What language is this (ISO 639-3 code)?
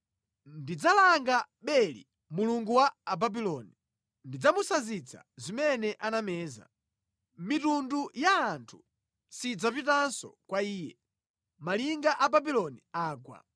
nya